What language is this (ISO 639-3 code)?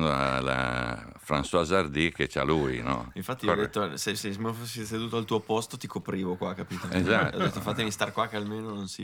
ita